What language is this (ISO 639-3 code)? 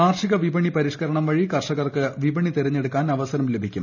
mal